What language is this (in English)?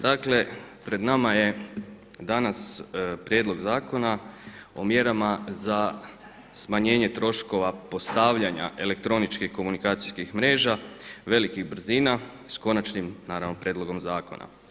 Croatian